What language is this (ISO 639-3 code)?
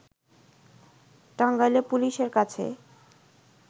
ben